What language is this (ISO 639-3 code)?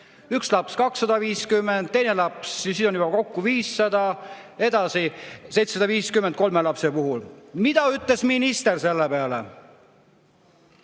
est